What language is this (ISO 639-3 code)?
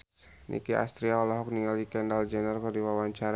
sun